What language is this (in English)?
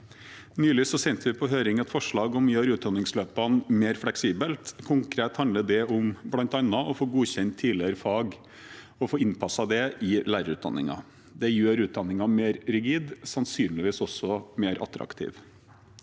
Norwegian